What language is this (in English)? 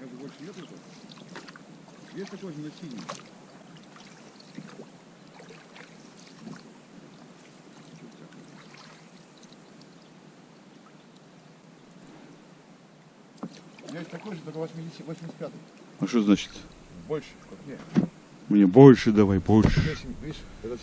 Russian